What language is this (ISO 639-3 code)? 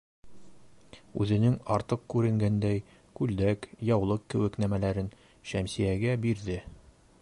bak